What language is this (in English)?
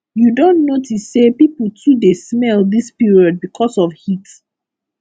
Nigerian Pidgin